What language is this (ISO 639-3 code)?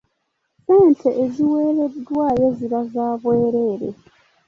lug